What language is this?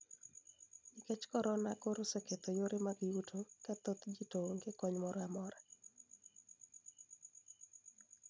Luo (Kenya and Tanzania)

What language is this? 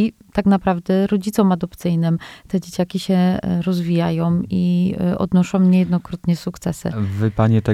Polish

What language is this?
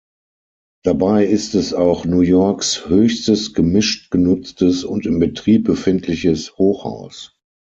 German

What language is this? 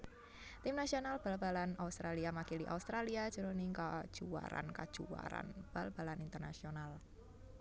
Javanese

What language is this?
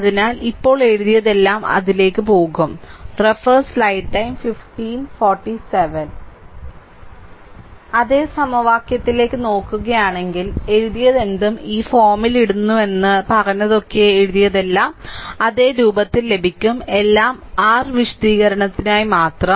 Malayalam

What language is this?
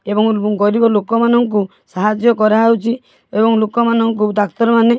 Odia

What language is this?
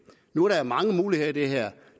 Danish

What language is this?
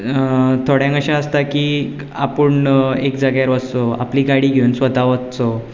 Konkani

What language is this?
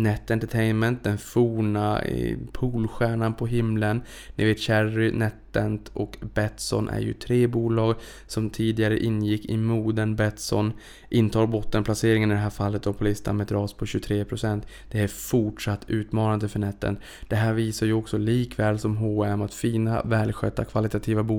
Swedish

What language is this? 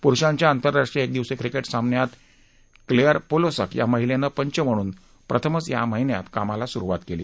Marathi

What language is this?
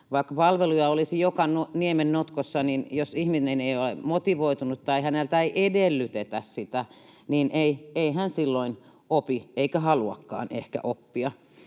Finnish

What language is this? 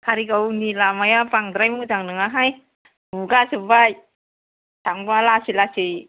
Bodo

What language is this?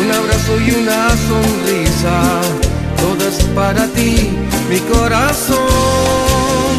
Romanian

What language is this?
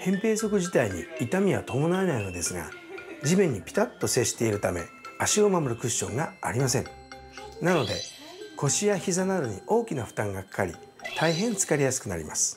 Japanese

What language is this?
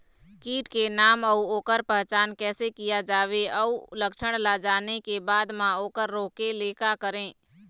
Chhattisgarhi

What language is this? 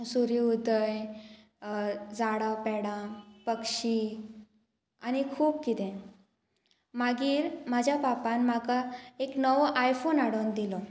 Konkani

